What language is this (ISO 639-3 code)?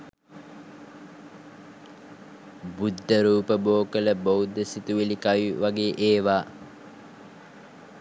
sin